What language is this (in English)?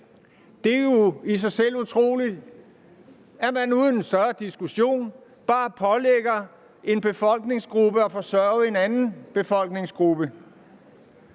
Danish